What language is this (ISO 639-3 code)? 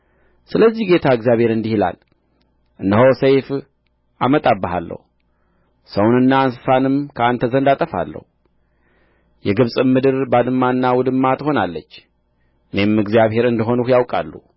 amh